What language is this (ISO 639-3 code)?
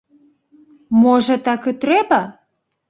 bel